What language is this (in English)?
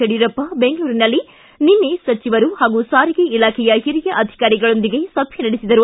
Kannada